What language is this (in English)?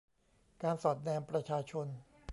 Thai